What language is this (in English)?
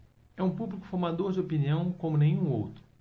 Portuguese